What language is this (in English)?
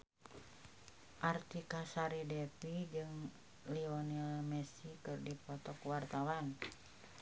Sundanese